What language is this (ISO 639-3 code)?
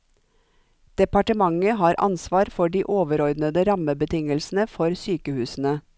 nor